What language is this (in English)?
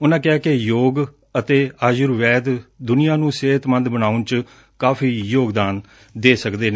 Punjabi